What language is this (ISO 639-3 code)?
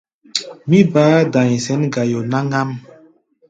gba